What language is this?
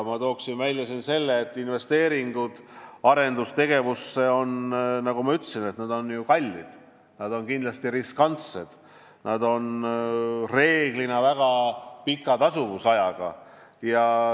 Estonian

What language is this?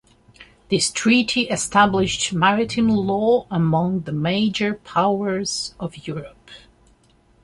English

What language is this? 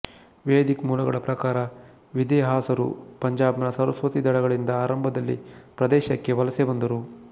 Kannada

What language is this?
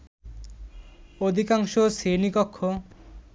Bangla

